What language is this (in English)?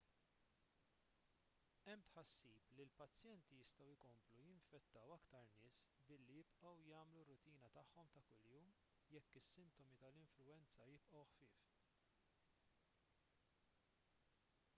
Maltese